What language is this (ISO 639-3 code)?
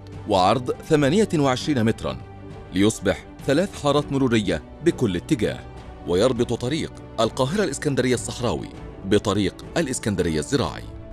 ara